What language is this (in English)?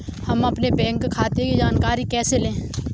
Hindi